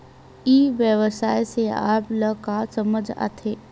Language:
Chhattisgarhi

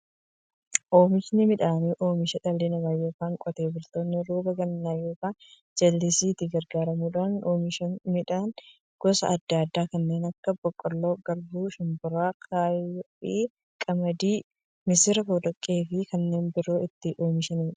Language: Oromo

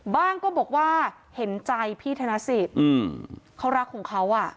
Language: Thai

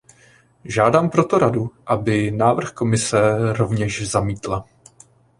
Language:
Czech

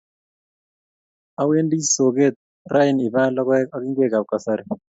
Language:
Kalenjin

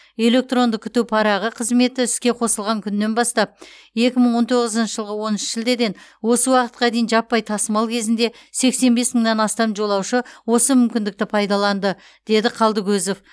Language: Kazakh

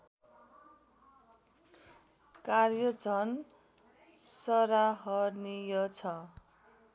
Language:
Nepali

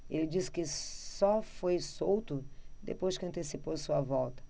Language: Portuguese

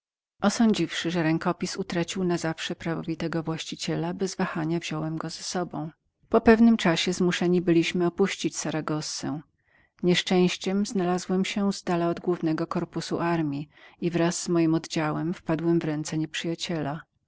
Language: Polish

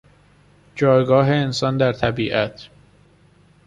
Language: Persian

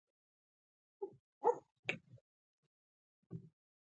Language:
Pashto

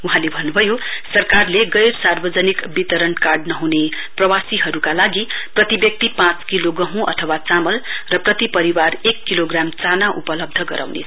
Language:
Nepali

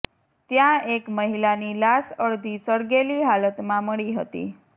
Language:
Gujarati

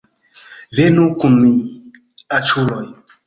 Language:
Esperanto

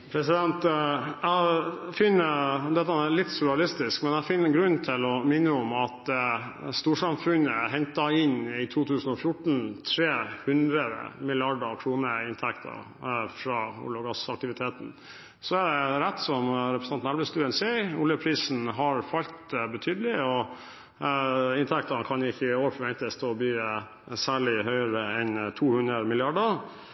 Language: Norwegian Bokmål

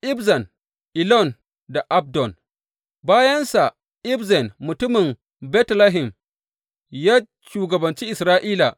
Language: Hausa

